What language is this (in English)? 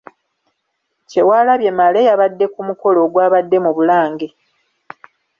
Ganda